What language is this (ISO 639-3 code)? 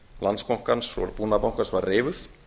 isl